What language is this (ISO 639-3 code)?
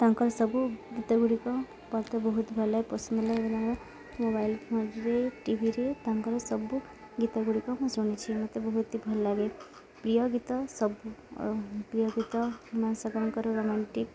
ori